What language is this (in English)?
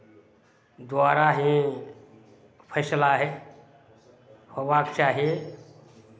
Maithili